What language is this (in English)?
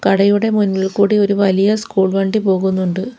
Malayalam